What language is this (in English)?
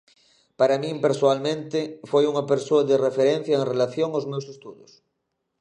Galician